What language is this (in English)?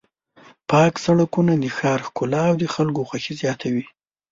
Pashto